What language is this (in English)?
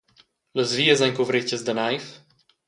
Romansh